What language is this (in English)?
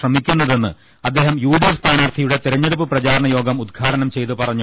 Malayalam